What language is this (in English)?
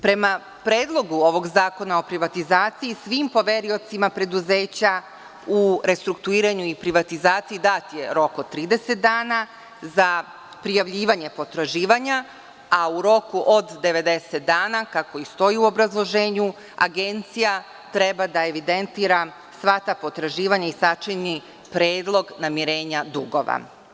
Serbian